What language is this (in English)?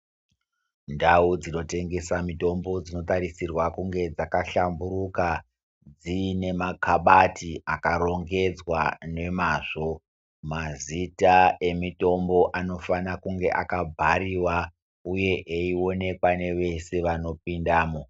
Ndau